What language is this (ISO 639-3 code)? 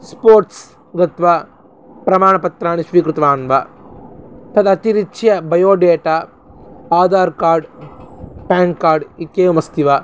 san